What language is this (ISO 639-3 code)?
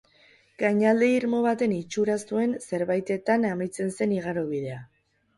eus